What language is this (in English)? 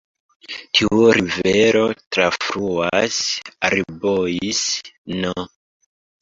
Esperanto